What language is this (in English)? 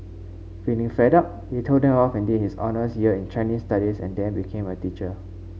English